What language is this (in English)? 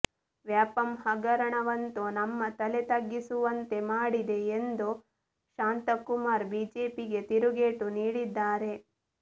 Kannada